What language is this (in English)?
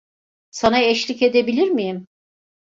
Turkish